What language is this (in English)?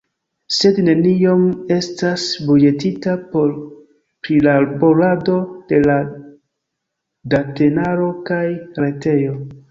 Esperanto